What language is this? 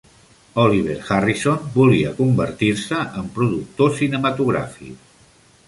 Catalan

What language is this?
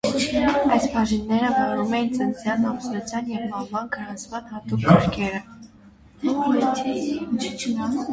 Armenian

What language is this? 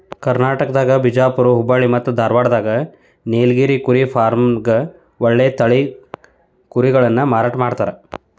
Kannada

